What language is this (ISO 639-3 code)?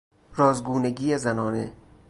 fas